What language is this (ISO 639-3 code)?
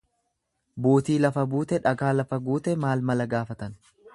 orm